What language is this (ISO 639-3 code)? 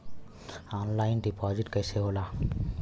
bho